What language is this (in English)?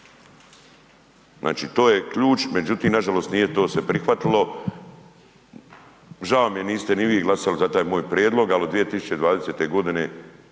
Croatian